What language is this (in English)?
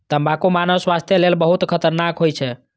Maithili